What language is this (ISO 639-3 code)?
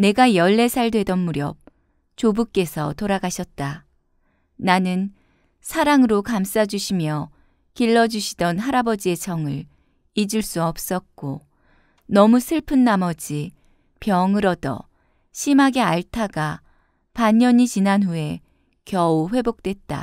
kor